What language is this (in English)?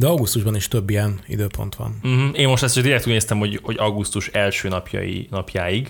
Hungarian